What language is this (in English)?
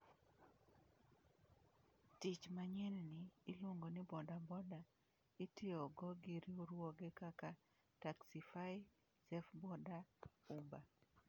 Luo (Kenya and Tanzania)